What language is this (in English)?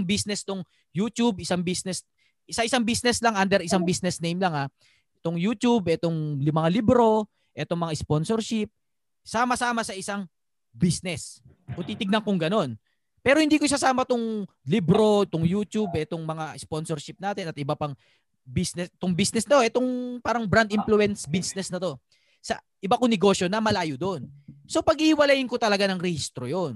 Filipino